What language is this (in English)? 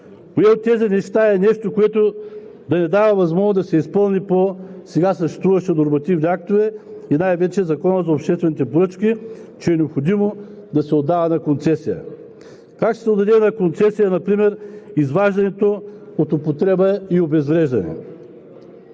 Bulgarian